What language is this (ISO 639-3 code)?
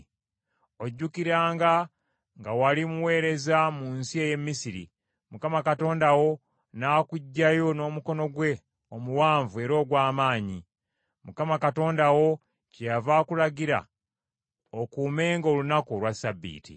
lug